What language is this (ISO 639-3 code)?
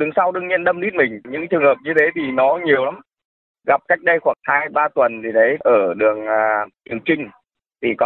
vie